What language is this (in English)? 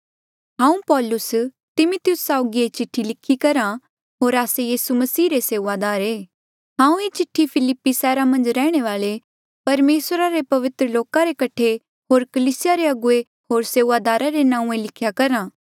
Mandeali